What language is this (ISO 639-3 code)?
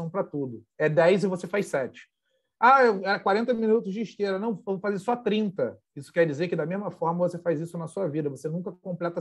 por